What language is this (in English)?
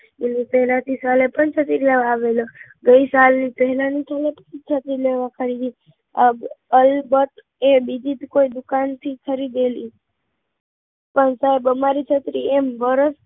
Gujarati